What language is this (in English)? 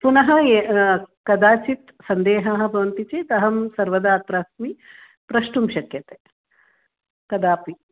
Sanskrit